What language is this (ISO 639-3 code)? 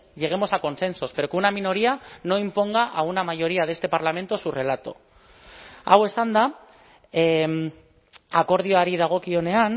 spa